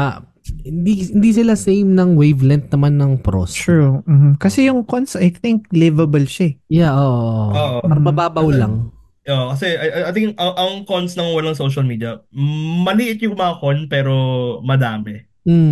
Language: Filipino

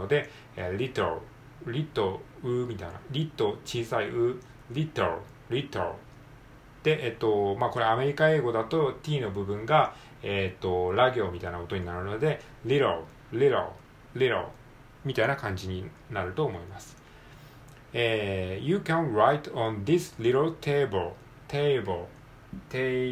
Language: Japanese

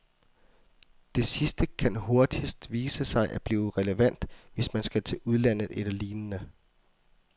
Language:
Danish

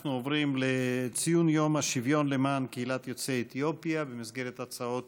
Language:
Hebrew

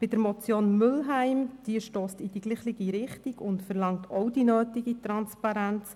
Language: Swiss German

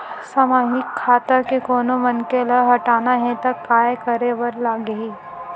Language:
Chhattisgarhi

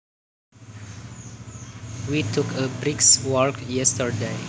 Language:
Javanese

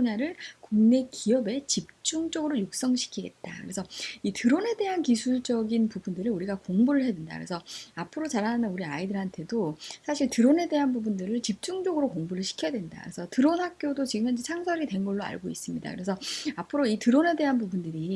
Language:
Korean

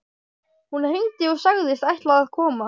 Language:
Icelandic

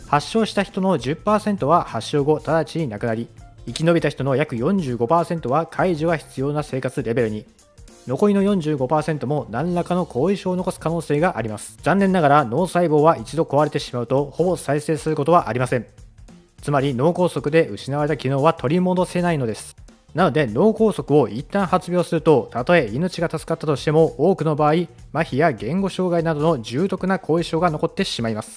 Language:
Japanese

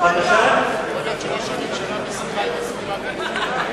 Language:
Hebrew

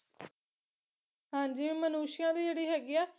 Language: Punjabi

